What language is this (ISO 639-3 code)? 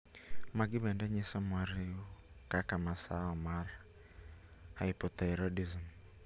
luo